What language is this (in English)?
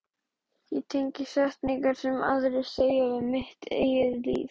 Icelandic